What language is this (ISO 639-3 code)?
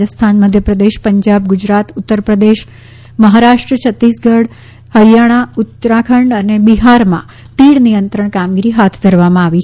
guj